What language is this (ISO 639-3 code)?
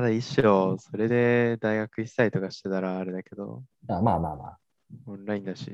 jpn